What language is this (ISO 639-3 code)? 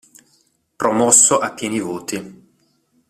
ita